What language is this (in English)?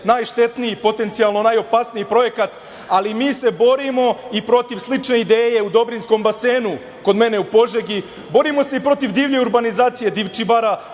Serbian